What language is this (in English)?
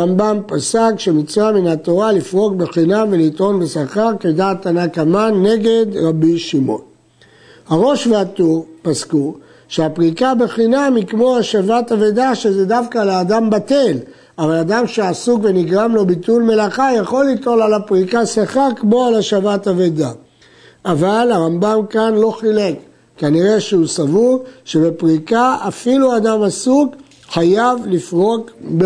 Hebrew